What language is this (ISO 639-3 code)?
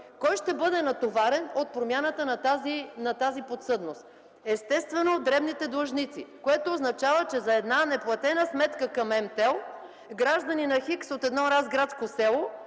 bul